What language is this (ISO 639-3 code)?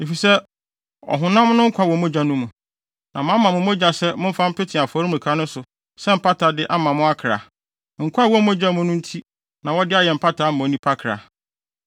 aka